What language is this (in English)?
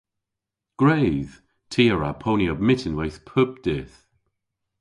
Cornish